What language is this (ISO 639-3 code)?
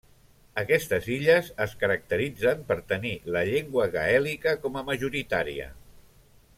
cat